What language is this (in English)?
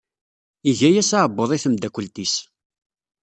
Kabyle